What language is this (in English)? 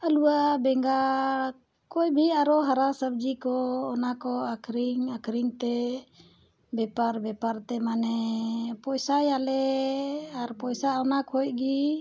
Santali